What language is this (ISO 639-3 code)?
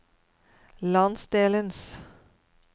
nor